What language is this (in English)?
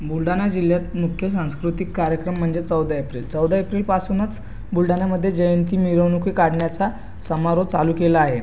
Marathi